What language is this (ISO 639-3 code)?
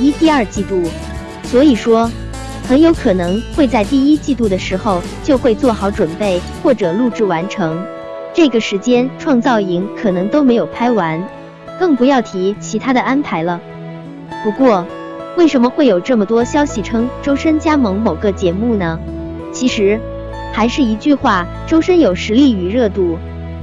zho